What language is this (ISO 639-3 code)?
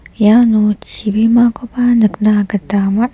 grt